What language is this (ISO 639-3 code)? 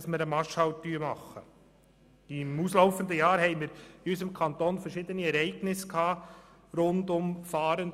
gsw